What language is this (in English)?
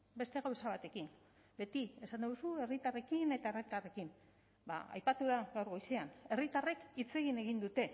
Basque